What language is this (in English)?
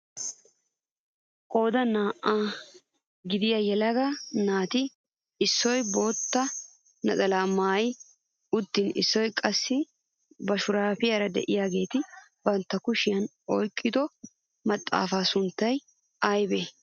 Wolaytta